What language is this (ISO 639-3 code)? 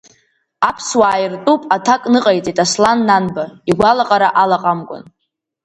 abk